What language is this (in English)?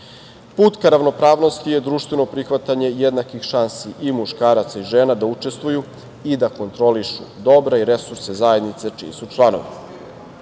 Serbian